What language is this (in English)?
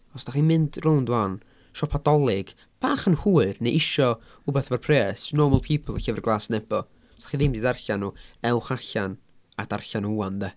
Welsh